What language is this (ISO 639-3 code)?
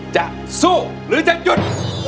tha